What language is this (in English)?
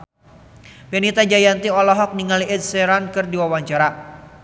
Sundanese